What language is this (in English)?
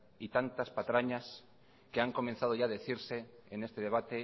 Spanish